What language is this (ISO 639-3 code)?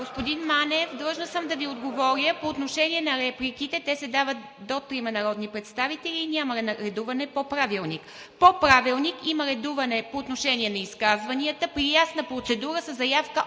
bul